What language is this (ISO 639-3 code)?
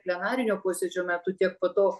lit